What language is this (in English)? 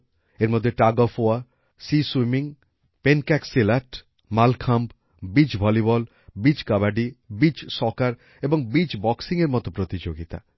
Bangla